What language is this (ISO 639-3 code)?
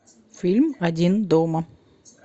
rus